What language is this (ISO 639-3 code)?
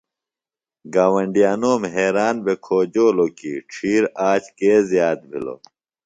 phl